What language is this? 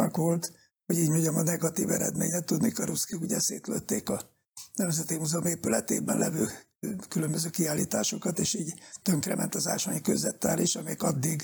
Hungarian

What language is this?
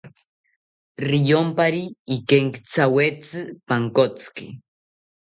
South Ucayali Ashéninka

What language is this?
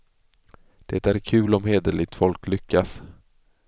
Swedish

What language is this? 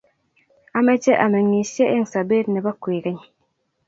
Kalenjin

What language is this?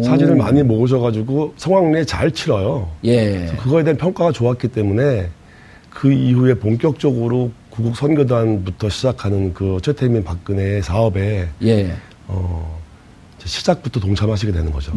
Korean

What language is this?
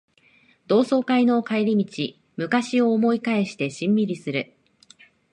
Japanese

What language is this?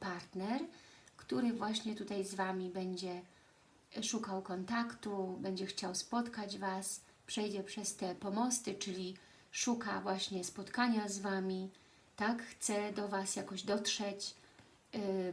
Polish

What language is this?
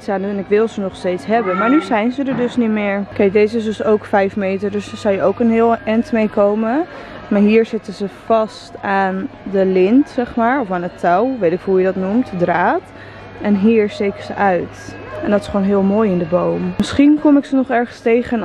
Dutch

